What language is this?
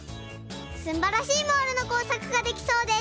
Japanese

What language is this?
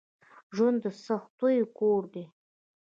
Pashto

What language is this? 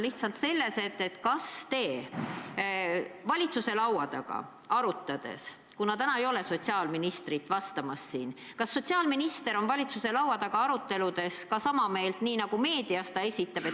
Estonian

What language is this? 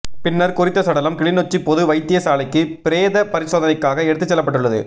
Tamil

